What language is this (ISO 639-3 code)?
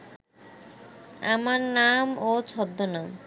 ben